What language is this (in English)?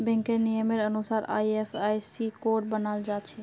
Magahi